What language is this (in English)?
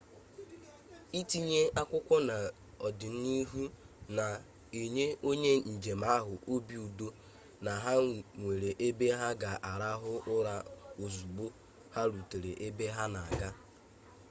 Igbo